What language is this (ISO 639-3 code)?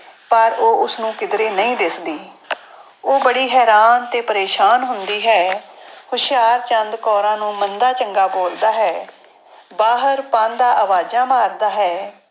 pan